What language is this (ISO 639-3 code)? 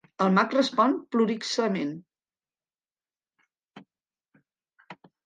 cat